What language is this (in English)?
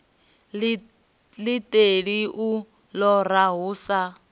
Venda